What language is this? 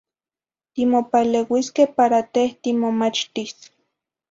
Zacatlán-Ahuacatlán-Tepetzintla Nahuatl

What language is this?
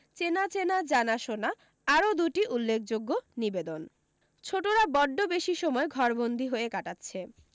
Bangla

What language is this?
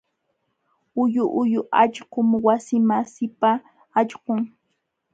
Jauja Wanca Quechua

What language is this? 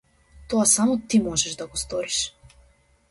Macedonian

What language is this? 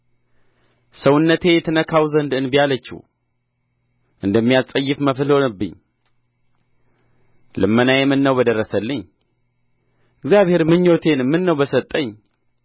Amharic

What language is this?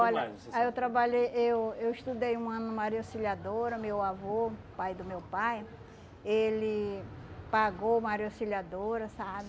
Portuguese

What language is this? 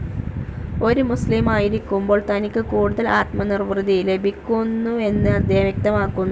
Malayalam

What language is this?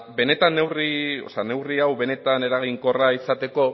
Basque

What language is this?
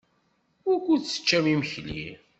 Kabyle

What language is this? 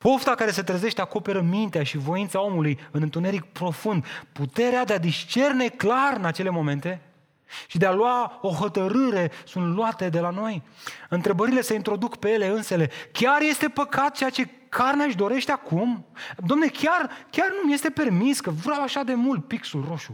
Romanian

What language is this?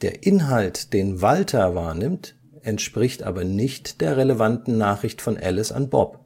German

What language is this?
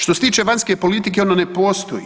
Croatian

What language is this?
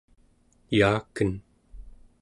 Central Yupik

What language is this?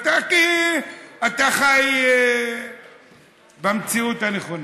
Hebrew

